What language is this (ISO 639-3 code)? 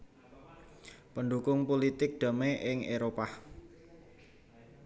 jav